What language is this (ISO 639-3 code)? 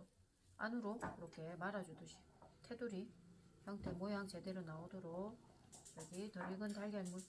kor